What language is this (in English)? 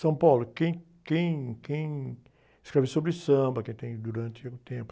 Portuguese